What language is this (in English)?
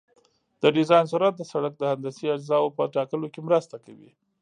Pashto